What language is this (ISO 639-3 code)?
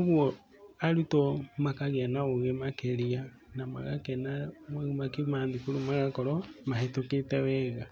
kik